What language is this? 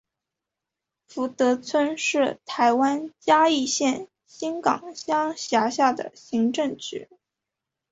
Chinese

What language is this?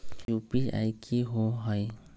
Magahi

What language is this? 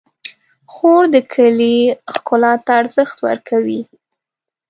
Pashto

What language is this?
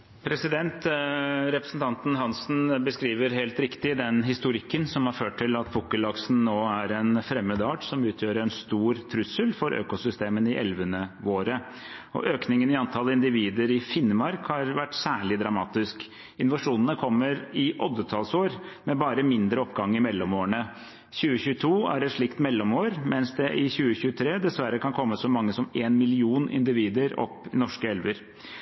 Norwegian Bokmål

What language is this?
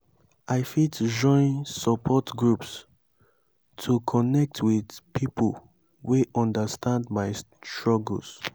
Nigerian Pidgin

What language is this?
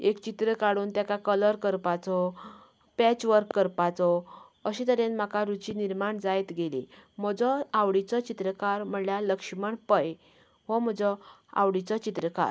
Konkani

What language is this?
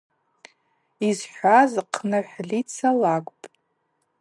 Abaza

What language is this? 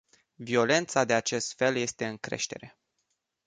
Romanian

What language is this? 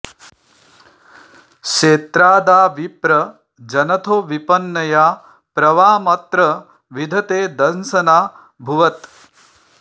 Sanskrit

